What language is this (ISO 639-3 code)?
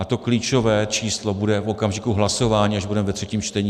ces